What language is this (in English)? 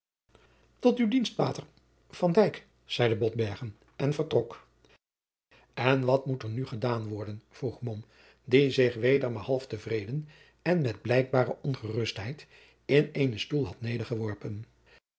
Dutch